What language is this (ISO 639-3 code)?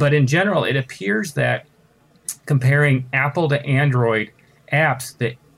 eng